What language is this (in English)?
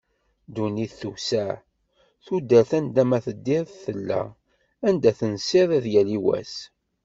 Kabyle